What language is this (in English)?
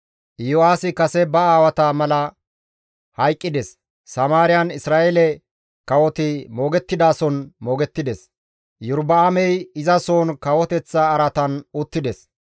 Gamo